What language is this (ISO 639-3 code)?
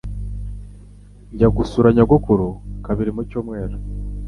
kin